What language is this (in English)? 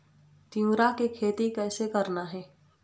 Chhattisgarhi